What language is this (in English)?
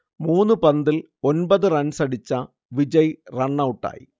Malayalam